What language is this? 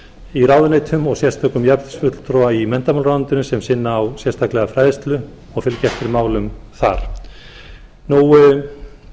Icelandic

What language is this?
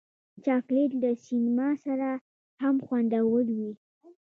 Pashto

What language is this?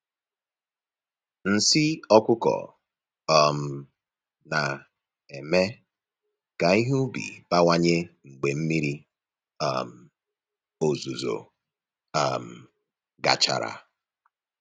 Igbo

